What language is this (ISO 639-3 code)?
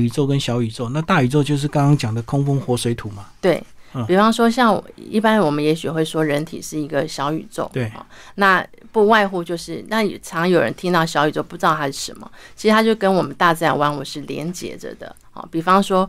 zho